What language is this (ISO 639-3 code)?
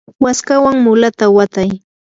qur